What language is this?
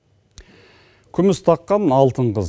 Kazakh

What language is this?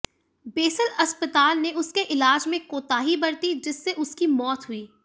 Hindi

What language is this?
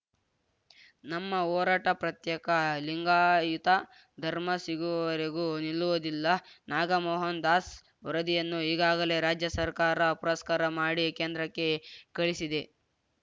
Kannada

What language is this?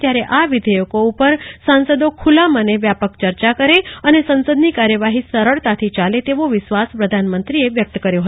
Gujarati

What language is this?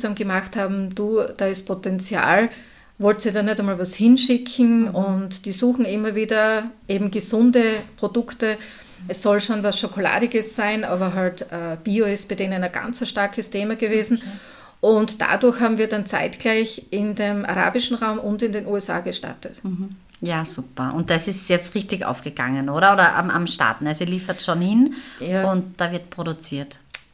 German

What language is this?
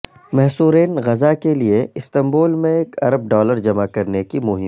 Urdu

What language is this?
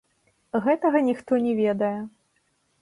Belarusian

